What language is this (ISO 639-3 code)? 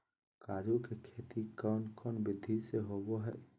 mag